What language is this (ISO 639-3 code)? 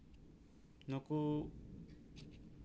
sat